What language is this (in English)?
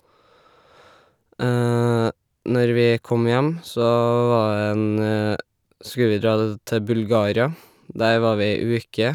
Norwegian